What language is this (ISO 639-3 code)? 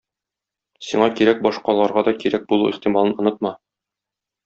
tat